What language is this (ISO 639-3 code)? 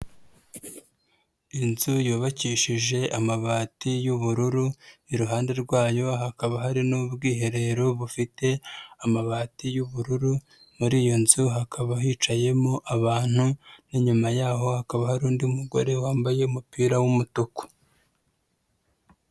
kin